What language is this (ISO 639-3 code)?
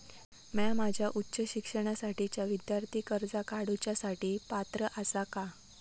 mar